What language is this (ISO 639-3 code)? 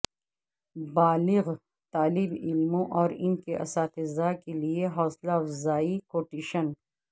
urd